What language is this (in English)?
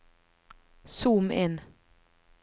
Norwegian